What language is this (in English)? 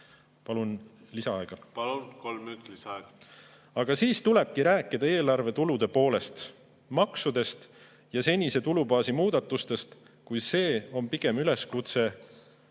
Estonian